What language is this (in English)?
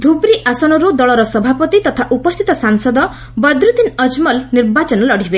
Odia